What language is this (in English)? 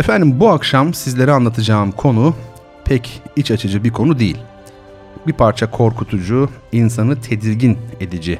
Turkish